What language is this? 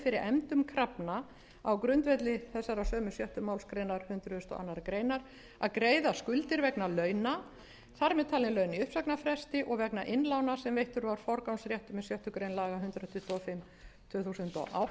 Icelandic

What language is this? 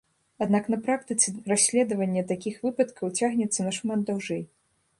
Belarusian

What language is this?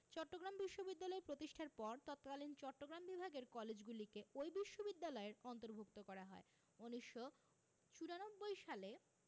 Bangla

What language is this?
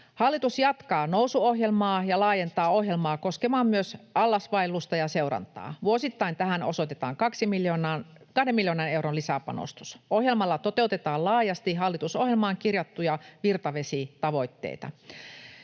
Finnish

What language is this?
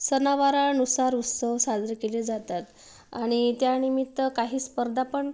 Marathi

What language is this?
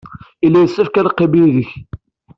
Kabyle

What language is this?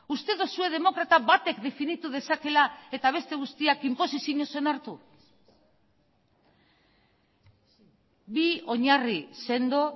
Basque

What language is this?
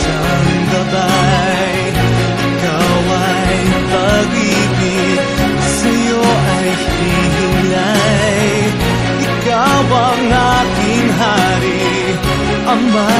Filipino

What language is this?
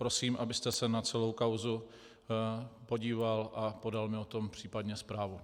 Czech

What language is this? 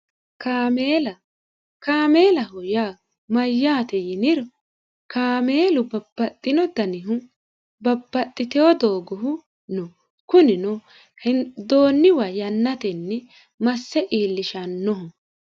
Sidamo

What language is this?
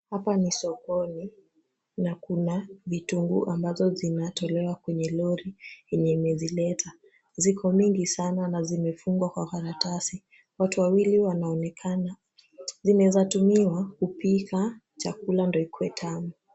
Swahili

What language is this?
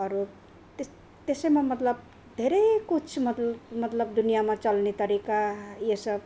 Nepali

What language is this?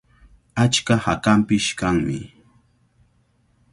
Cajatambo North Lima Quechua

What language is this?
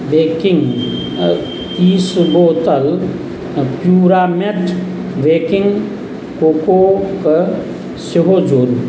Maithili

